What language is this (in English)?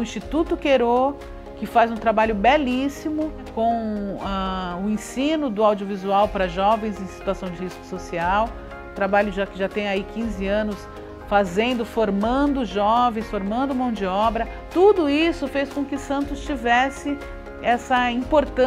Portuguese